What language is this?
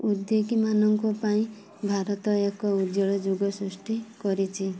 Odia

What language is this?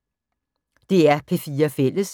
Danish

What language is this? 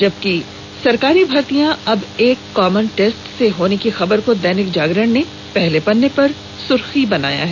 Hindi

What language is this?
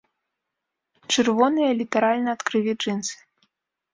Belarusian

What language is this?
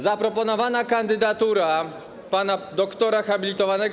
Polish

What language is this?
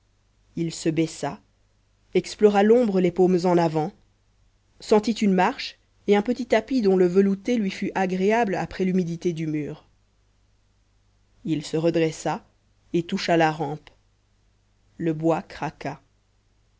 French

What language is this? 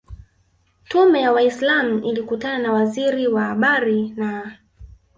Swahili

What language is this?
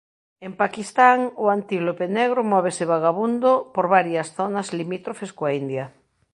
Galician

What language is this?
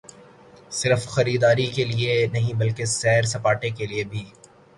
Urdu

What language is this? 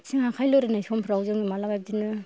Bodo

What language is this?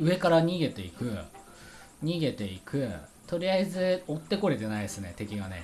Japanese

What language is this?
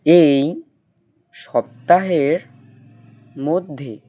Bangla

